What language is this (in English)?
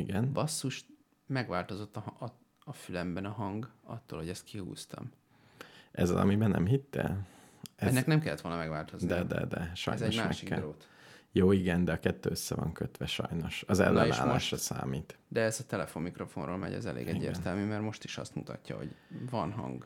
Hungarian